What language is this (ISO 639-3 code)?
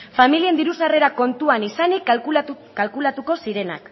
eus